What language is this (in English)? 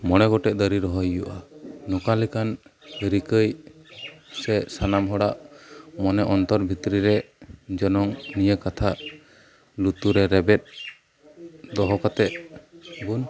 Santali